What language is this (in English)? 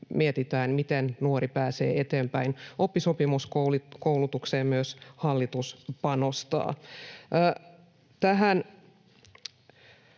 Finnish